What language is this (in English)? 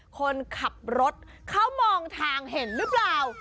Thai